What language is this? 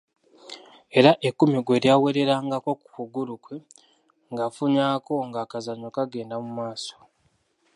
Ganda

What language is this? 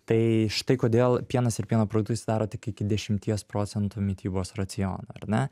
Lithuanian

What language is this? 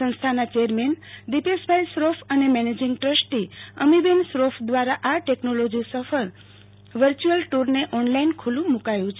Gujarati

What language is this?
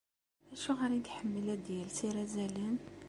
Kabyle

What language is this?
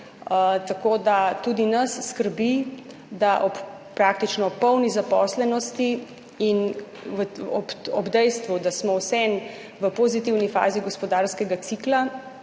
Slovenian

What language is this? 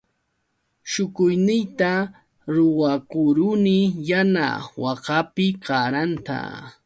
Yauyos Quechua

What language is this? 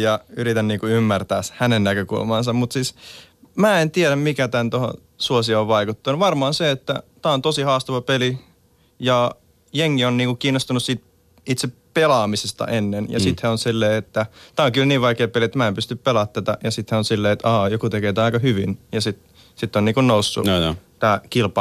Finnish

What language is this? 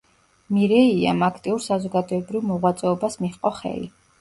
Georgian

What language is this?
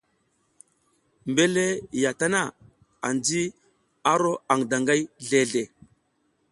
South Giziga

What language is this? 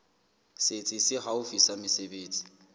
Southern Sotho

